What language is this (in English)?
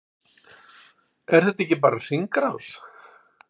Icelandic